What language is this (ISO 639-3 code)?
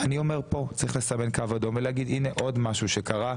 heb